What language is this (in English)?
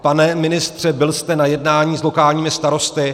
Czech